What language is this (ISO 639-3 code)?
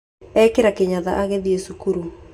kik